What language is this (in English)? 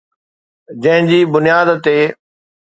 Sindhi